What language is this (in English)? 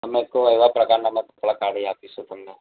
Gujarati